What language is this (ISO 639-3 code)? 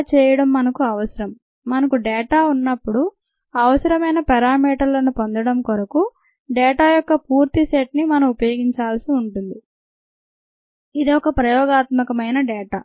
tel